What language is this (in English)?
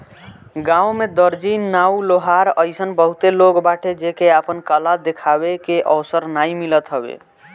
Bhojpuri